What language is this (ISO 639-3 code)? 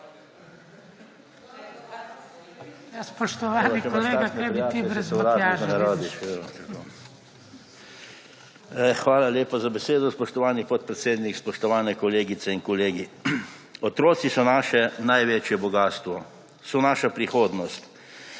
slv